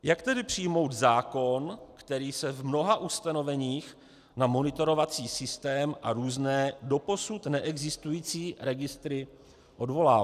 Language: Czech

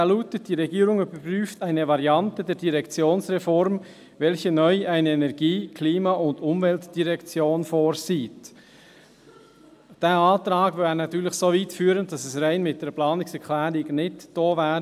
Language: Swiss German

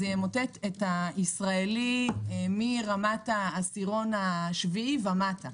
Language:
Hebrew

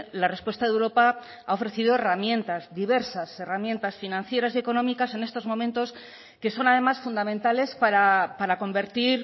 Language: Spanish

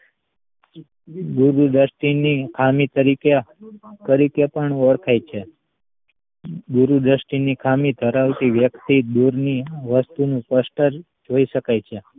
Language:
Gujarati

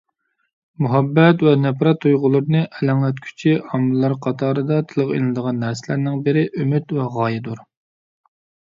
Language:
Uyghur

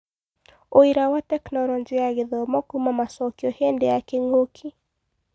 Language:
Kikuyu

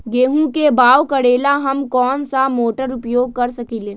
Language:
Magahi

